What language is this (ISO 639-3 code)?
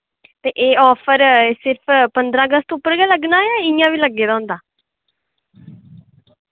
doi